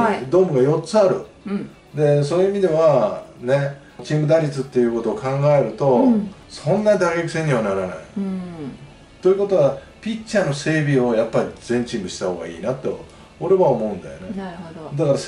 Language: Japanese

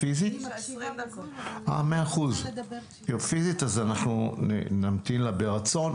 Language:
Hebrew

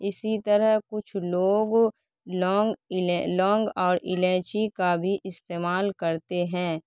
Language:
Urdu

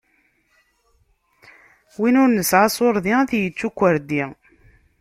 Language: Kabyle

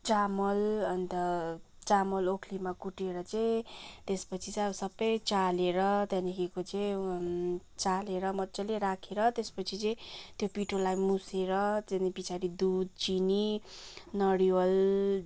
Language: Nepali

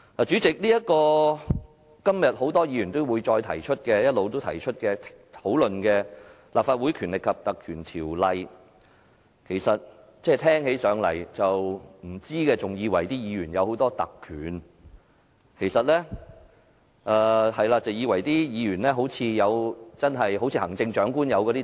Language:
Cantonese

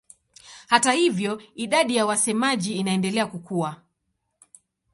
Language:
Swahili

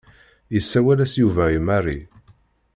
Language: Kabyle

